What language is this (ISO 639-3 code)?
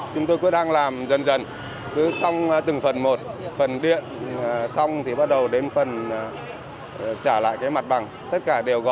vie